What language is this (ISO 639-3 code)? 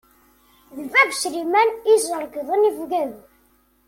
kab